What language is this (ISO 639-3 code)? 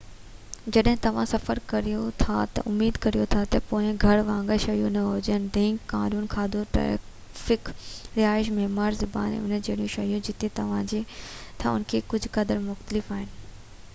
snd